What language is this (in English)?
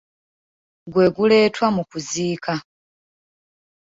Ganda